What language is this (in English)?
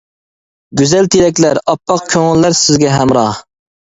Uyghur